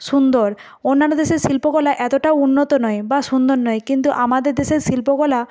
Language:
Bangla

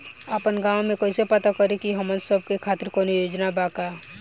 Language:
Bhojpuri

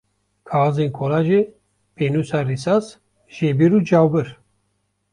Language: Kurdish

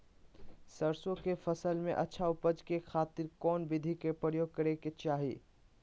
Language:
Magahi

